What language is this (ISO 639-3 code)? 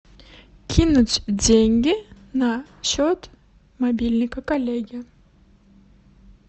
rus